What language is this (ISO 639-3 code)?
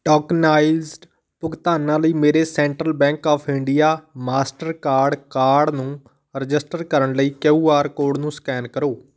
pan